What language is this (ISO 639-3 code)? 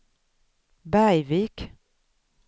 swe